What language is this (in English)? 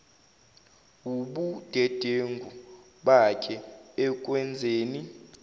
Zulu